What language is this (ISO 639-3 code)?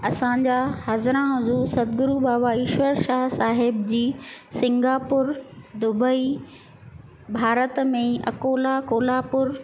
snd